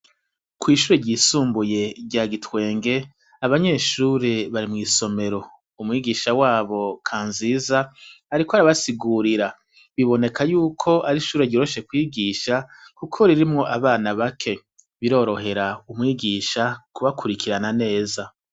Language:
Rundi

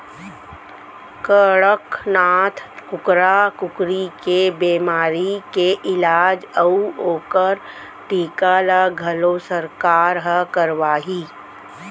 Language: Chhattisgarhi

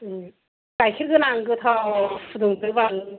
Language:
Bodo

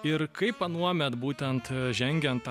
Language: Lithuanian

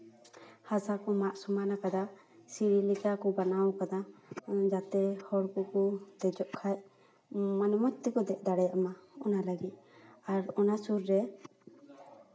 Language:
Santali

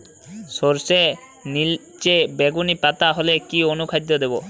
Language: Bangla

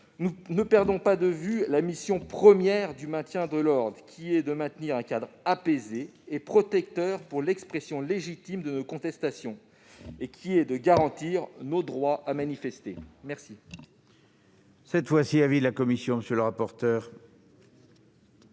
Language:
French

